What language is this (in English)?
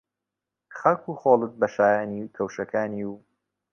Central Kurdish